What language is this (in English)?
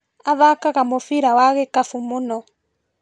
Kikuyu